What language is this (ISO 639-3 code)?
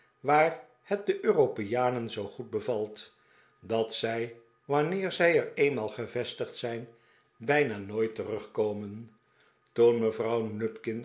nld